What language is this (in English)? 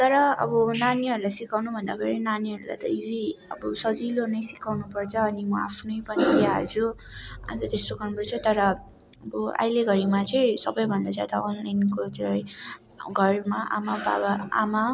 Nepali